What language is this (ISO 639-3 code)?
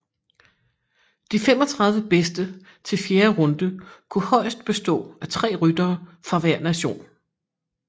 dan